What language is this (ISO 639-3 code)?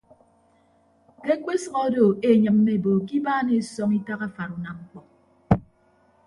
ibb